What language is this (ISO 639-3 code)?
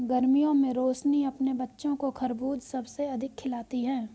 hin